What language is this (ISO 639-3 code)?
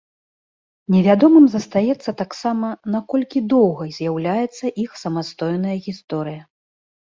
bel